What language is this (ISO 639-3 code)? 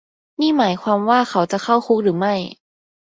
tha